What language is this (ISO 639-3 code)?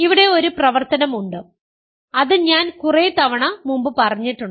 mal